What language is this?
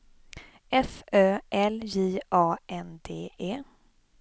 Swedish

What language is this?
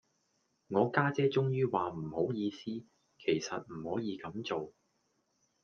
Cantonese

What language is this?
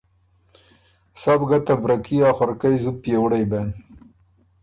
Ormuri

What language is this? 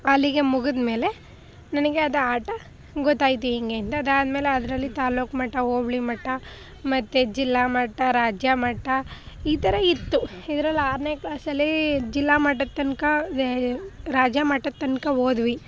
Kannada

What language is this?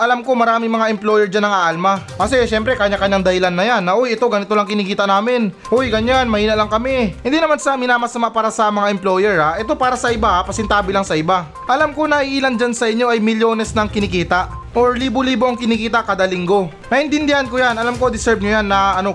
Filipino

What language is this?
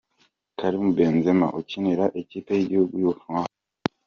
Kinyarwanda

